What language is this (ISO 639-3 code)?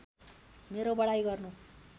nep